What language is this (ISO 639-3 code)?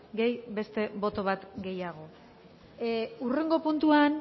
eus